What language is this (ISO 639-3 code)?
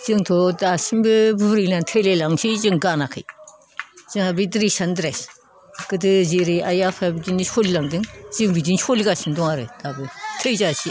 brx